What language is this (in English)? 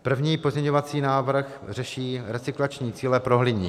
Czech